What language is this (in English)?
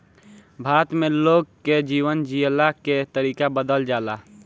Bhojpuri